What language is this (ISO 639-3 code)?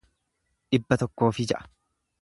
orm